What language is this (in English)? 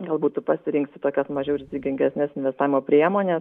Lithuanian